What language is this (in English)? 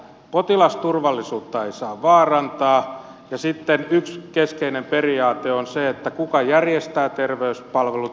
Finnish